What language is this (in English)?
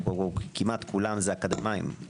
Hebrew